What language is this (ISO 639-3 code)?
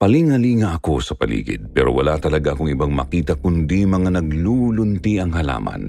fil